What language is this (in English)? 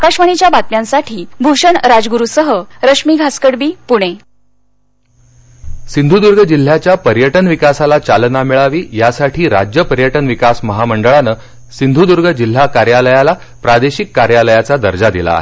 Marathi